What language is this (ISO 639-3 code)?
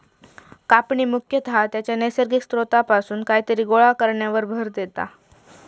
mar